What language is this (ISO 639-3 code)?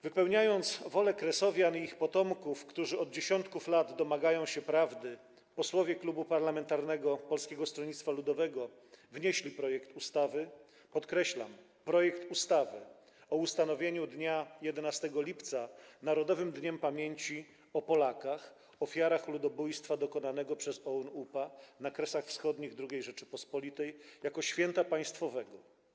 pol